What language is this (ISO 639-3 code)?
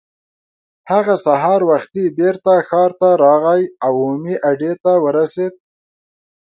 pus